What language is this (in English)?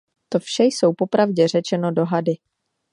Czech